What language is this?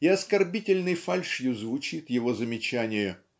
Russian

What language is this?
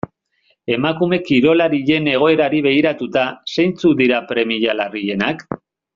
Basque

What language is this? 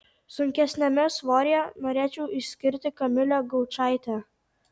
Lithuanian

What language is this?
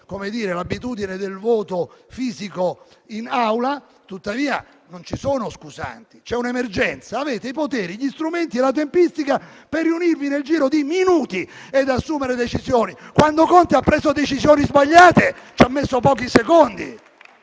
Italian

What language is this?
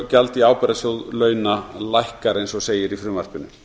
Icelandic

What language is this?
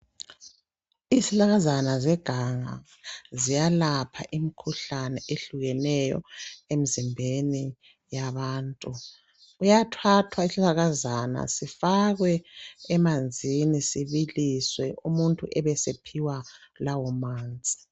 North Ndebele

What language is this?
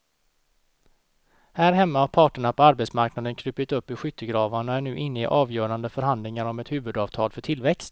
Swedish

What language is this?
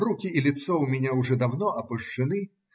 Russian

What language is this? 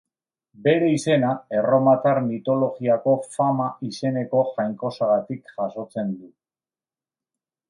Basque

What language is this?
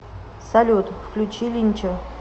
Russian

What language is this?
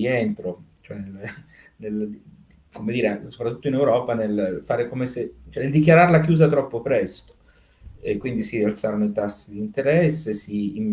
Italian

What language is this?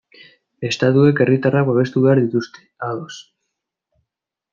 Basque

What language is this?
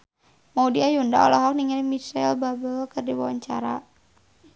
Sundanese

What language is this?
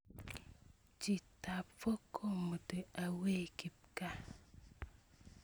Kalenjin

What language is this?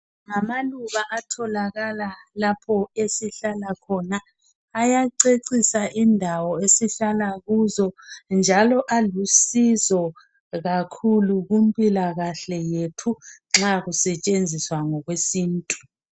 North Ndebele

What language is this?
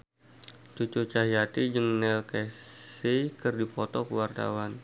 Sundanese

